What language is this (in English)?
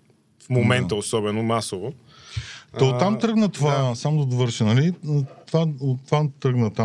Bulgarian